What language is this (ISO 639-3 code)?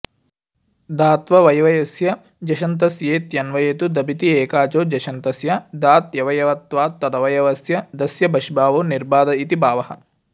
san